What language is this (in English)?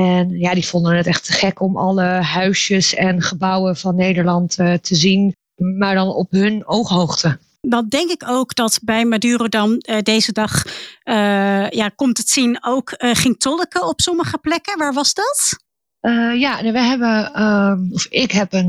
Dutch